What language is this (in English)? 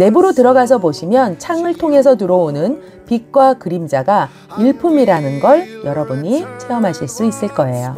Korean